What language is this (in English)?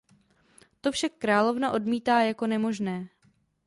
Czech